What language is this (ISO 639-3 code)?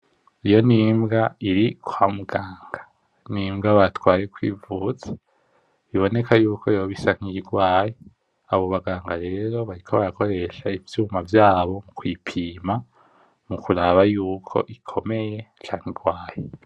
run